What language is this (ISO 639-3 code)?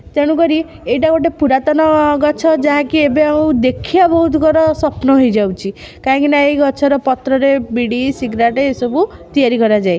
ori